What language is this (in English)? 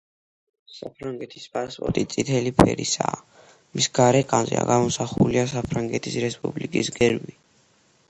Georgian